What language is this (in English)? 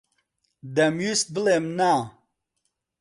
Central Kurdish